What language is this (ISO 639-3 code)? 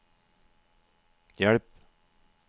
nor